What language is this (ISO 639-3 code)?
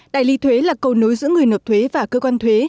vie